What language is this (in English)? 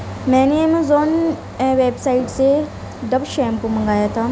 Urdu